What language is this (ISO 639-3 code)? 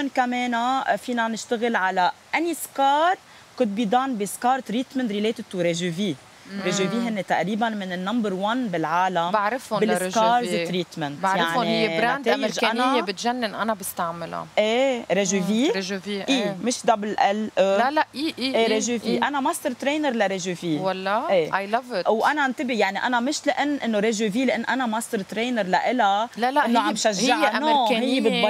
ara